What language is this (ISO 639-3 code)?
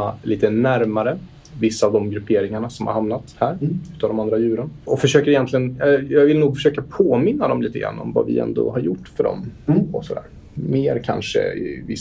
swe